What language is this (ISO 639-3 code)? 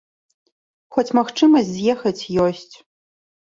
bel